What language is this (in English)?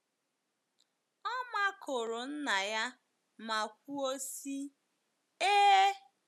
Igbo